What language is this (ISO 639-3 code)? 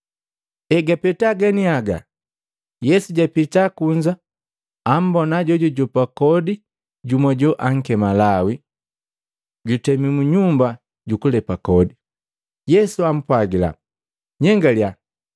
mgv